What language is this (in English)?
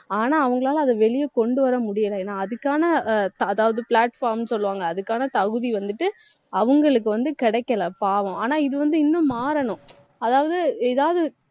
Tamil